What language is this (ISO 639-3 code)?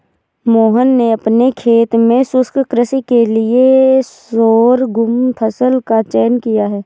hin